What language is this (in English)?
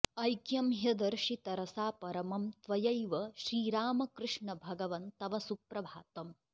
Sanskrit